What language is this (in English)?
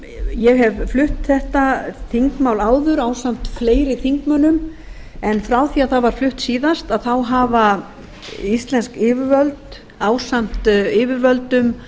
Icelandic